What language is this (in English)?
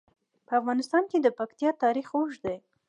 Pashto